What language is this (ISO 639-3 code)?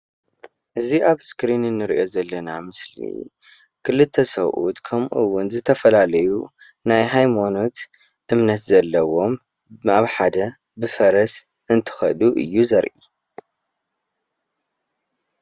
tir